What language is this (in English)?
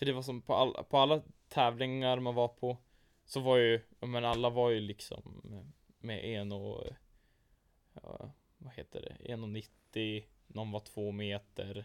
Swedish